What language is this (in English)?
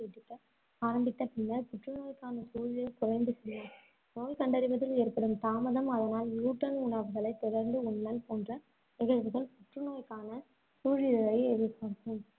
Tamil